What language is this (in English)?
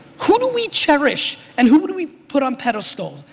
English